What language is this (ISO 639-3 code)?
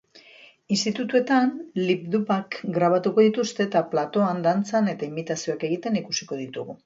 eus